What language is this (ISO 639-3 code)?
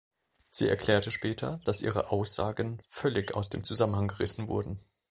deu